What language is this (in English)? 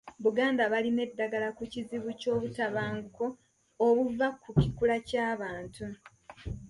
Ganda